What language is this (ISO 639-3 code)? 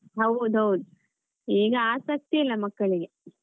kan